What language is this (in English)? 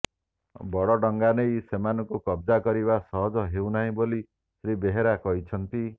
Odia